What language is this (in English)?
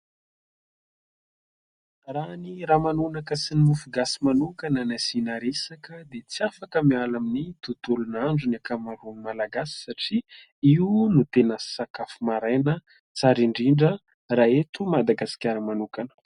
Malagasy